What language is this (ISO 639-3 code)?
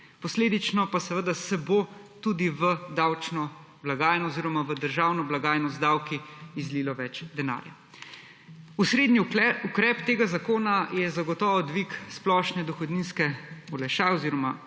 slv